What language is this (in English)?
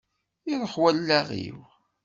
Kabyle